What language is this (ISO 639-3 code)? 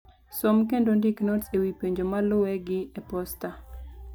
luo